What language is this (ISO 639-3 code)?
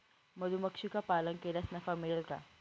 mar